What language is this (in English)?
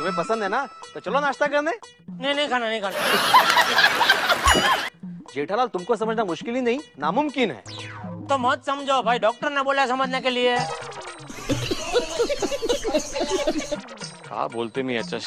Indonesian